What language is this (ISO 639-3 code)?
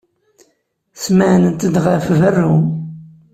kab